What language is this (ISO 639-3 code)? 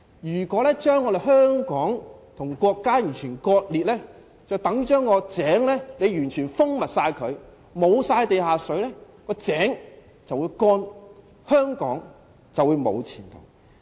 yue